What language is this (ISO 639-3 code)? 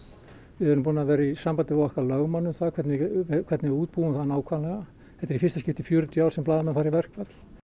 isl